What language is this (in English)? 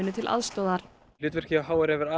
Icelandic